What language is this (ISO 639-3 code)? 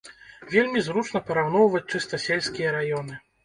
bel